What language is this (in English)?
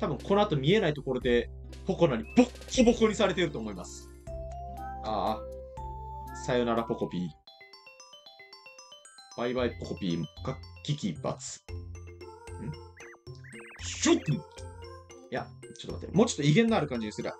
Japanese